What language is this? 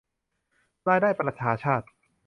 Thai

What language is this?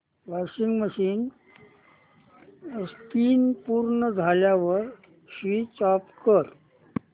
Marathi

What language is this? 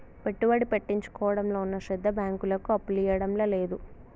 Telugu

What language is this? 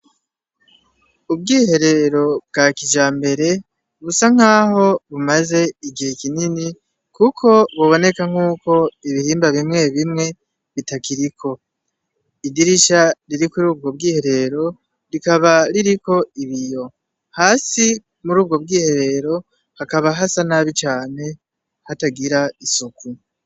Rundi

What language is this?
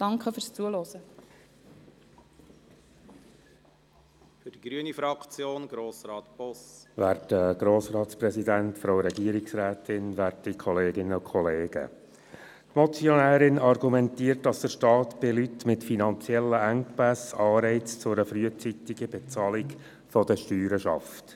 Swiss German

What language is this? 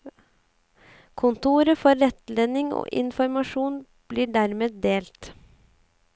Norwegian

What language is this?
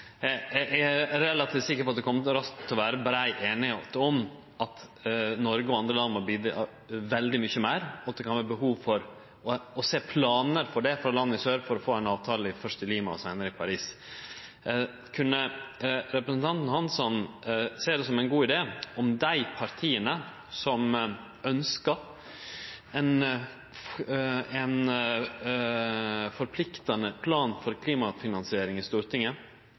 Norwegian Nynorsk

